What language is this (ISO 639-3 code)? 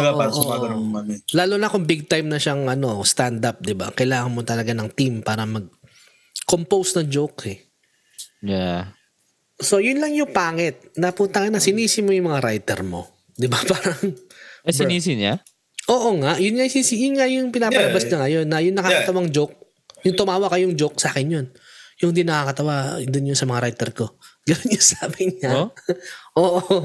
fil